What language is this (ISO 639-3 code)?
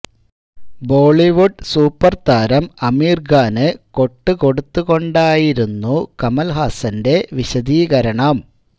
mal